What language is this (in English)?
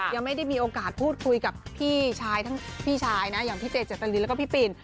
Thai